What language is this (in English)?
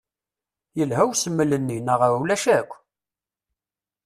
Kabyle